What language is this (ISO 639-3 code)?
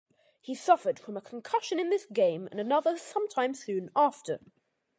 eng